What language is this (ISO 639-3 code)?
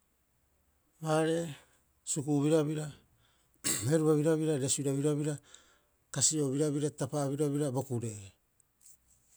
kyx